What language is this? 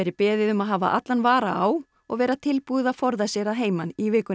Icelandic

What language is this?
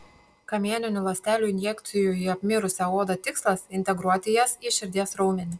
Lithuanian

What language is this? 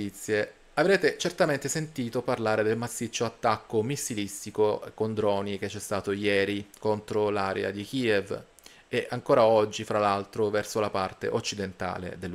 Italian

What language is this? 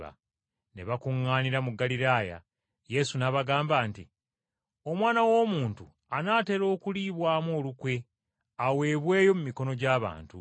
Ganda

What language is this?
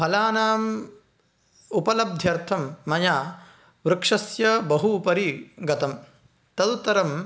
Sanskrit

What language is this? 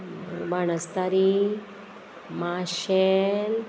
Konkani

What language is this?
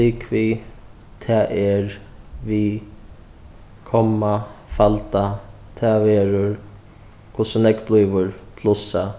Faroese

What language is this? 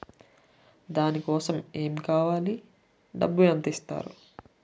Telugu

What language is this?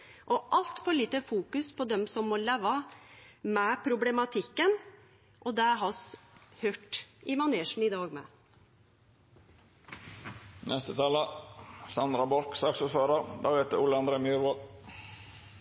Norwegian Nynorsk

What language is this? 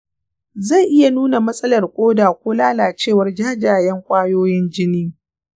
Hausa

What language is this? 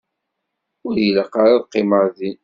Kabyle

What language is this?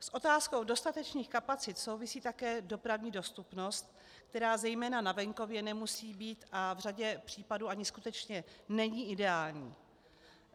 Czech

